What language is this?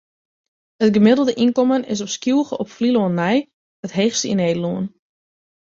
Western Frisian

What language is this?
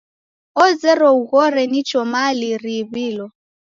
Taita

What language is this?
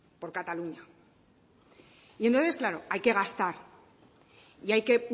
Spanish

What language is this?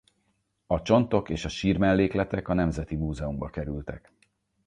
Hungarian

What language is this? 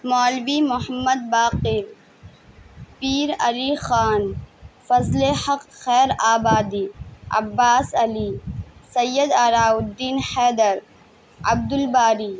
Urdu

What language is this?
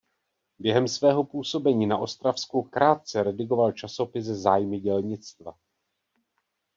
Czech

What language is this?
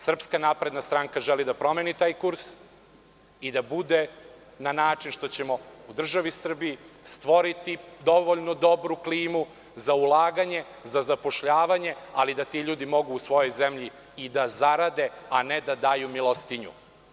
Serbian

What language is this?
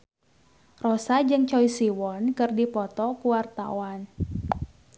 Sundanese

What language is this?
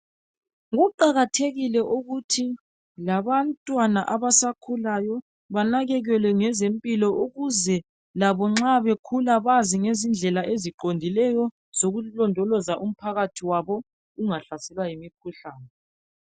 North Ndebele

